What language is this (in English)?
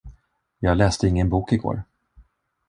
Swedish